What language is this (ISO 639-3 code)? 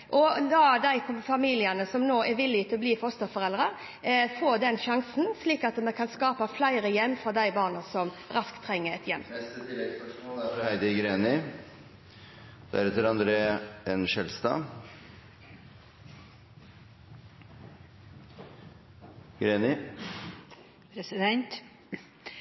nor